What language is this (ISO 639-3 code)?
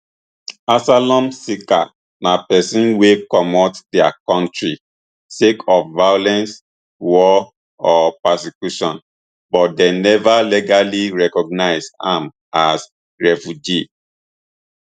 pcm